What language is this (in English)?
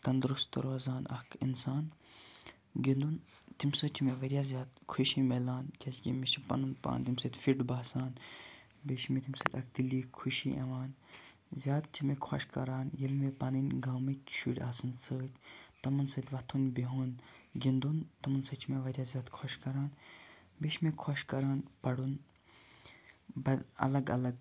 Kashmiri